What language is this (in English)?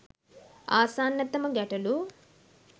Sinhala